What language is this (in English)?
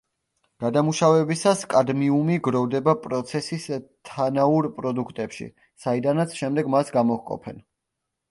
Georgian